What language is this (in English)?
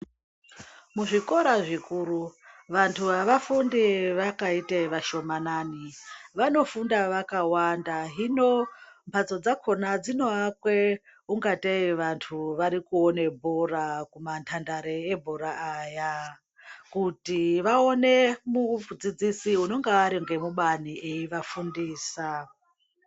Ndau